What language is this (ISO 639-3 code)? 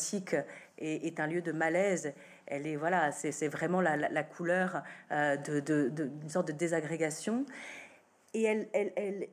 fra